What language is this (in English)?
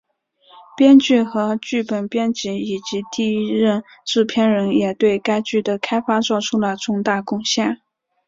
Chinese